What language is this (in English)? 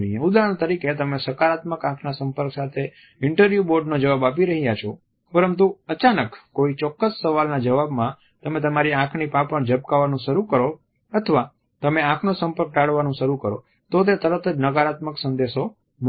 Gujarati